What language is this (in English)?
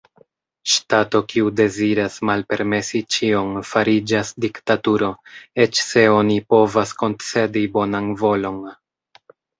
Esperanto